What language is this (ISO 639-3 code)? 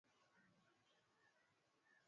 swa